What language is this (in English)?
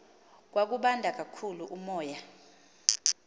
Xhosa